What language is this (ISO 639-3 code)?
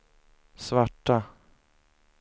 swe